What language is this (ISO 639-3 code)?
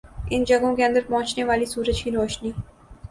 urd